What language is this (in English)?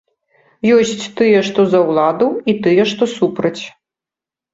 Belarusian